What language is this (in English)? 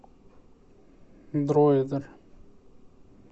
Russian